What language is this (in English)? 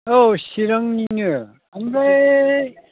Bodo